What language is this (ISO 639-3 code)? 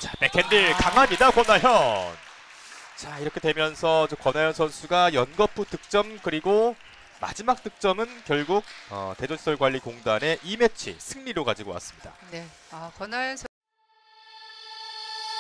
kor